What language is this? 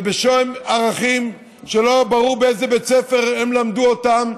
Hebrew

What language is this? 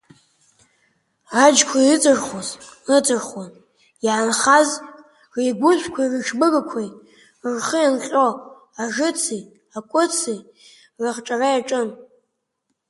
Abkhazian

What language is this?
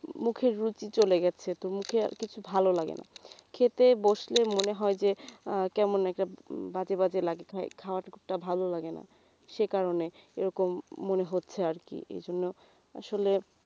Bangla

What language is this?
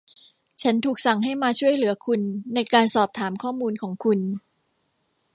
Thai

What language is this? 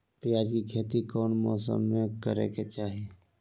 Magahi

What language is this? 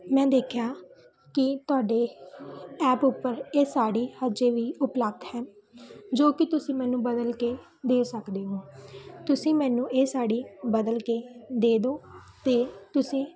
Punjabi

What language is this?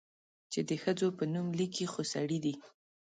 Pashto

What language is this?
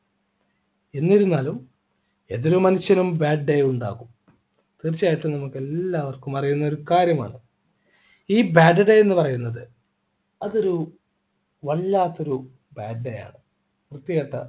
Malayalam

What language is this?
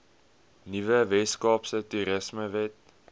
Afrikaans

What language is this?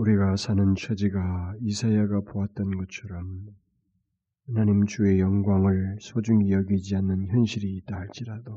Korean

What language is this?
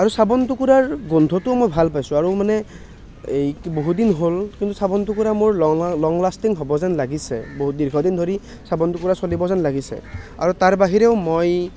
Assamese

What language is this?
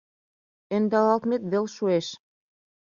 Mari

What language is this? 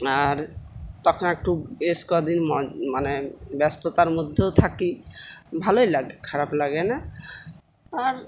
Bangla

